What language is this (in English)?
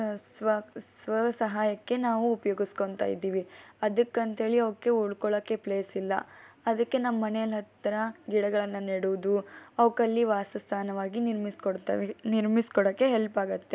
Kannada